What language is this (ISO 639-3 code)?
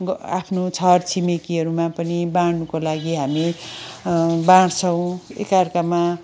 nep